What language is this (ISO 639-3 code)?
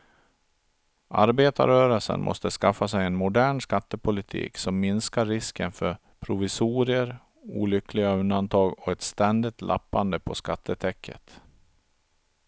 swe